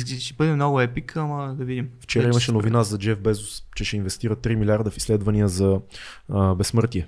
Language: Bulgarian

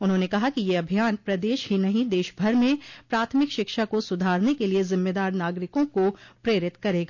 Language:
Hindi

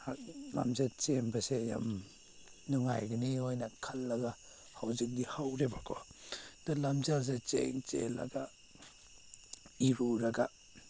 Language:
Manipuri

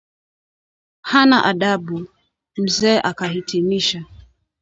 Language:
Swahili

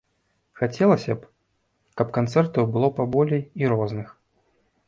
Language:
Belarusian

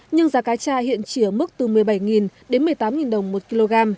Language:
Vietnamese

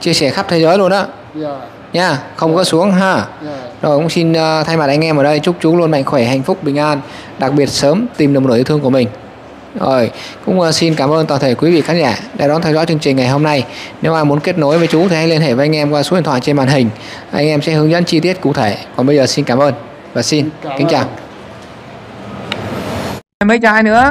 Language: Vietnamese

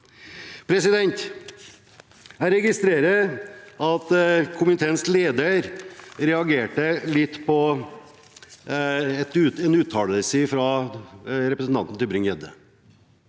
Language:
Norwegian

